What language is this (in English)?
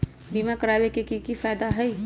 Magahi